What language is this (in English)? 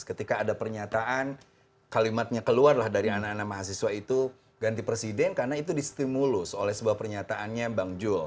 Indonesian